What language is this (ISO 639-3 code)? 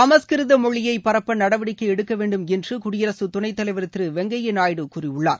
tam